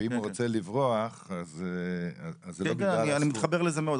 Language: Hebrew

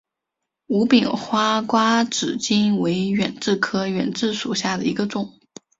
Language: Chinese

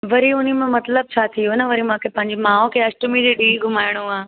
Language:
Sindhi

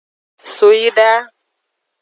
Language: Aja (Benin)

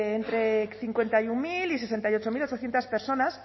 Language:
Spanish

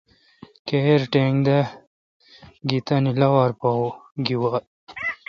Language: Kalkoti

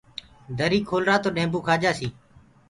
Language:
Gurgula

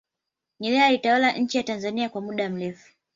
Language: Swahili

